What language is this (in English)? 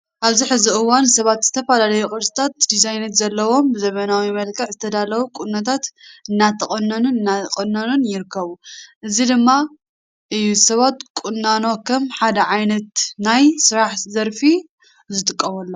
Tigrinya